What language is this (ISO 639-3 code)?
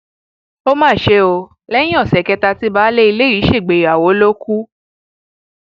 yor